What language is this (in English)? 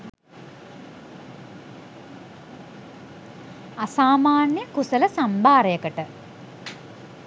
Sinhala